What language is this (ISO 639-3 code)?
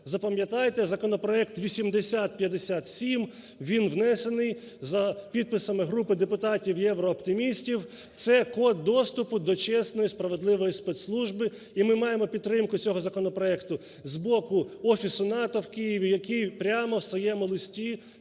ukr